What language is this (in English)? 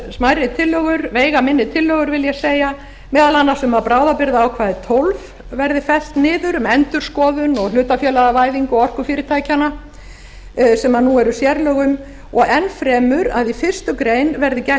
Icelandic